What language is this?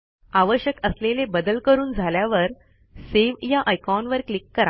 Marathi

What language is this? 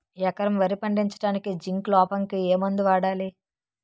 Telugu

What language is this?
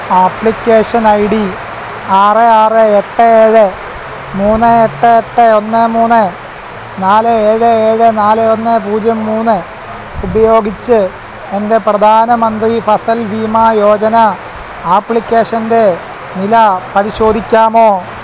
Malayalam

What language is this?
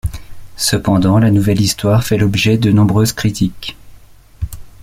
French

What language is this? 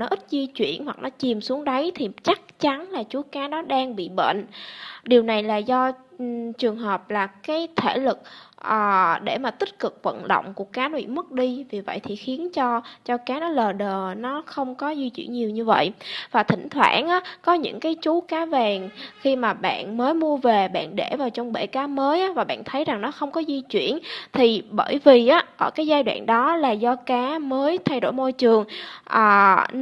Vietnamese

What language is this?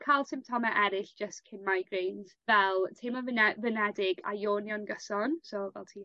Welsh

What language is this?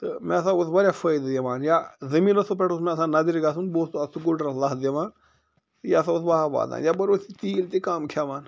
Kashmiri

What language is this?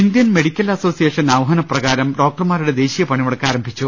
Malayalam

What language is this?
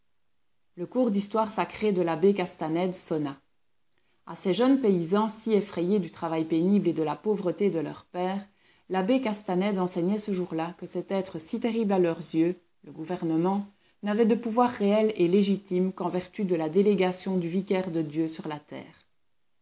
French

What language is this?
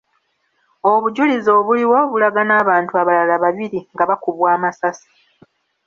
Ganda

